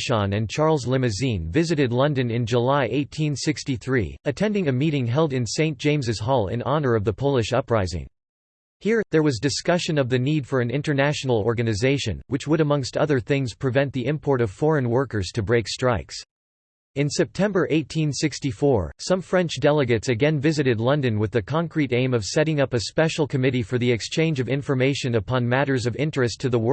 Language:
English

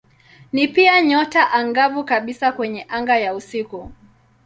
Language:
Swahili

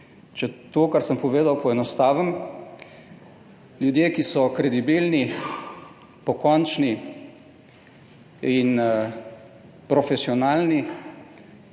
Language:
Slovenian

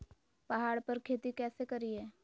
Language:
Magahi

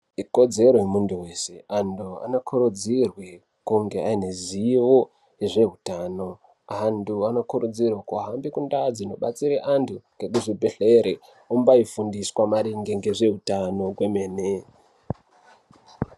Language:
Ndau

